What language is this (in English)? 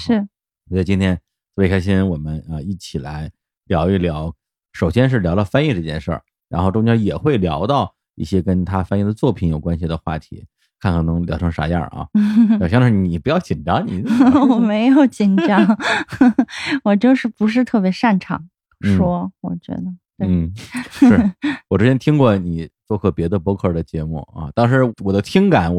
Chinese